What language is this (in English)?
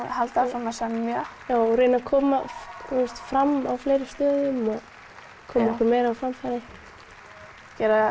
Icelandic